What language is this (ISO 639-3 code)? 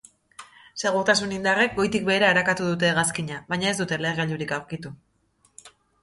eus